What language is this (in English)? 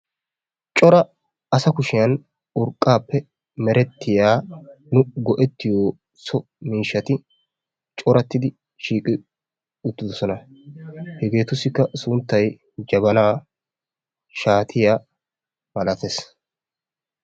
Wolaytta